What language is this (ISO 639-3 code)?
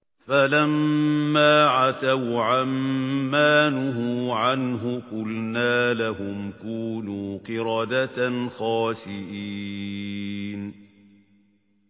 ara